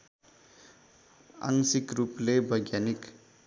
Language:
Nepali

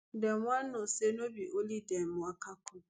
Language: Nigerian Pidgin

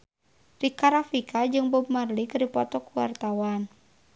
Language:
Sundanese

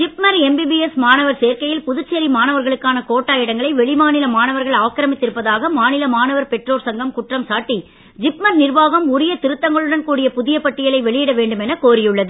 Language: Tamil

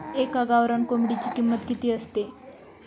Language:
Marathi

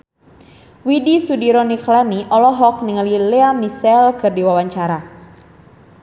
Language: Sundanese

